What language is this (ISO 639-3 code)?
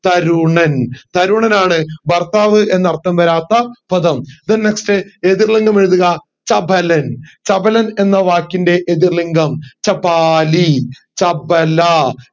mal